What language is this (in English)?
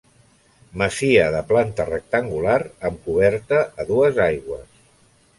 Catalan